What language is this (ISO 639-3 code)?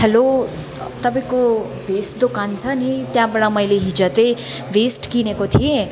nep